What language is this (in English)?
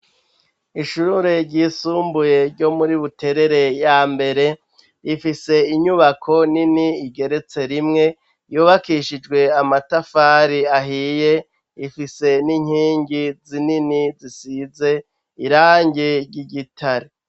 Rundi